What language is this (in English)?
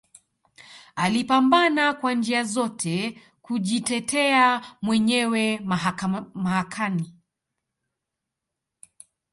Swahili